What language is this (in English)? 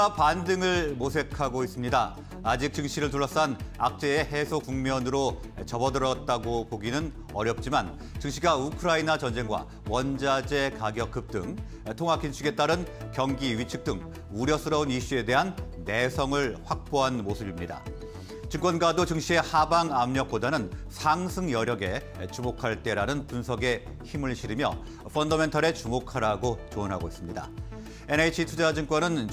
Korean